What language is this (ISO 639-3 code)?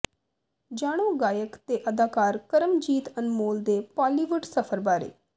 pan